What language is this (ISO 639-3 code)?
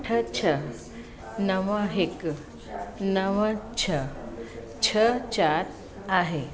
snd